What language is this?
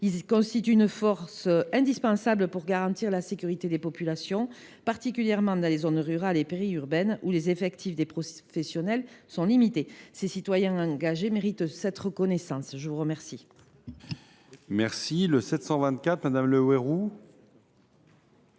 French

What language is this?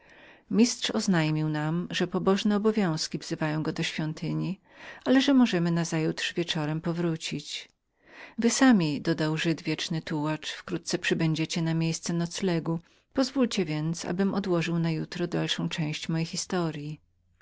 Polish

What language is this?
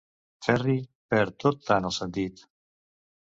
Catalan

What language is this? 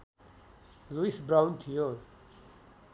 Nepali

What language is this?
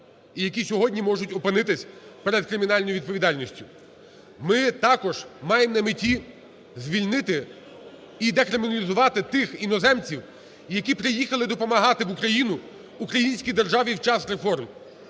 Ukrainian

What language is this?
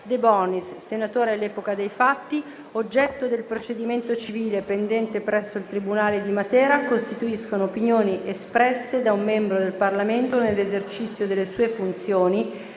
Italian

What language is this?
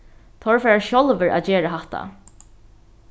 Faroese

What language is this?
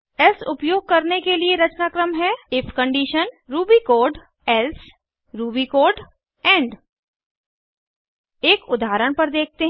Hindi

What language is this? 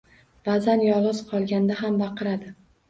Uzbek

